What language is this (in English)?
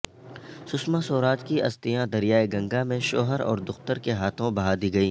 Urdu